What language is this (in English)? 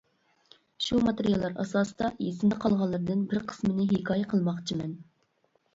Uyghur